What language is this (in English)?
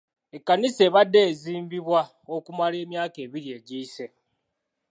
Ganda